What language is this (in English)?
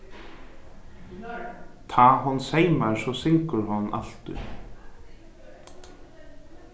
Faroese